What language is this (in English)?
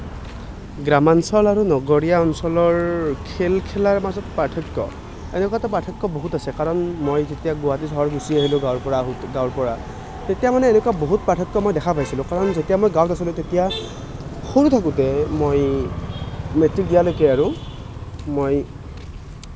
Assamese